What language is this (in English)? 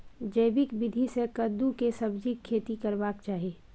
Maithili